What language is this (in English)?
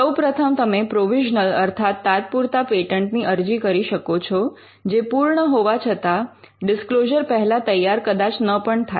Gujarati